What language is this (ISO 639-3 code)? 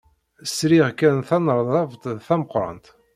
kab